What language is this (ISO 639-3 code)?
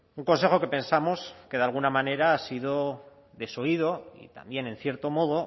spa